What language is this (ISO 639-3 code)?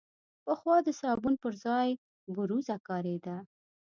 pus